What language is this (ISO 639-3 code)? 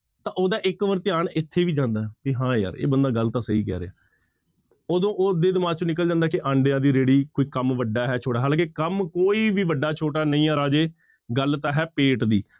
pan